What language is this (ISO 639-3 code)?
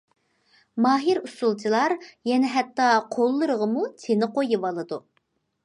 uig